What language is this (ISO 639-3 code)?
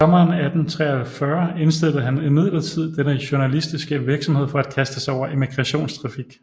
dan